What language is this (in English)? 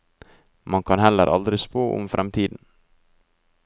Norwegian